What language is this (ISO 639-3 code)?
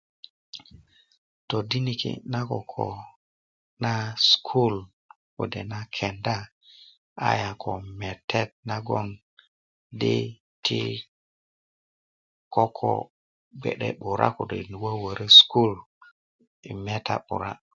ukv